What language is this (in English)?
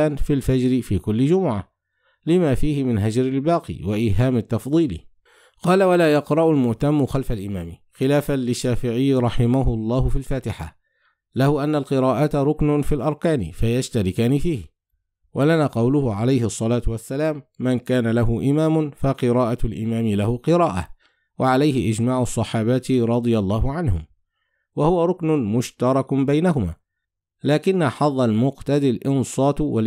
Arabic